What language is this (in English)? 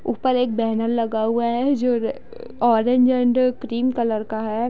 Hindi